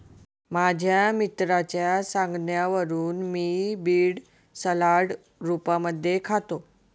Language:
Marathi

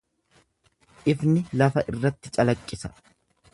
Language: Oromo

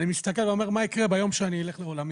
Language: Hebrew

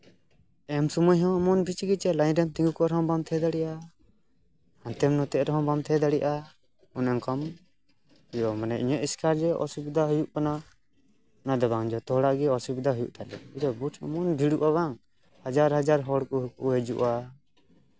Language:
Santali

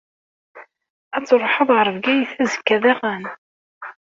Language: Kabyle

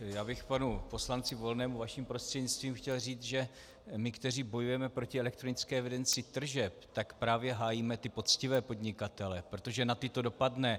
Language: Czech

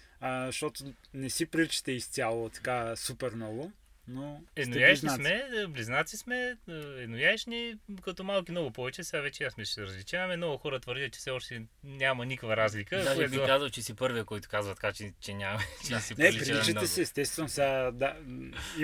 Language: Bulgarian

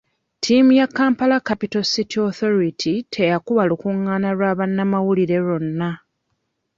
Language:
Ganda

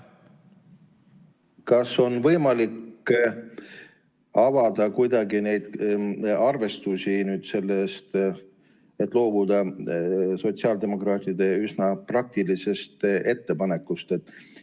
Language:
Estonian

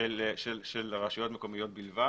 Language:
Hebrew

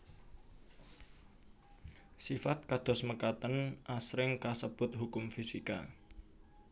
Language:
Javanese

